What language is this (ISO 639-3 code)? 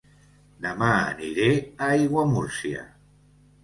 cat